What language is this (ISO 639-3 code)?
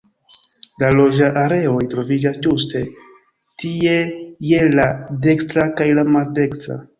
epo